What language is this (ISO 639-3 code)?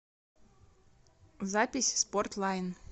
rus